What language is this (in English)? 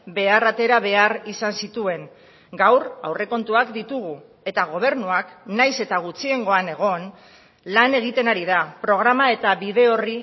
Basque